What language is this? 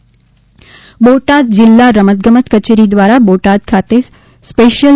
Gujarati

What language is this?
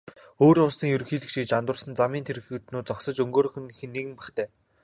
Mongolian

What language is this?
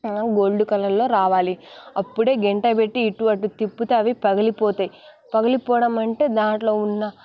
Telugu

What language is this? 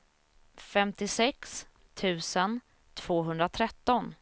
Swedish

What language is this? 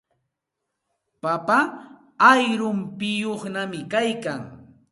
Santa Ana de Tusi Pasco Quechua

